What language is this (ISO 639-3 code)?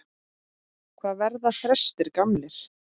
isl